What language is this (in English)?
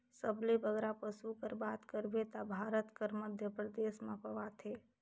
Chhattisgarhi